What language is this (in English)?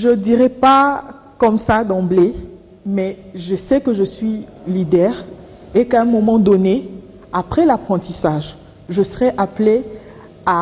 French